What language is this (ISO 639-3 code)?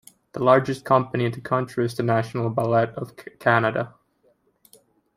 eng